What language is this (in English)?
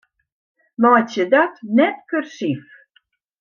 Western Frisian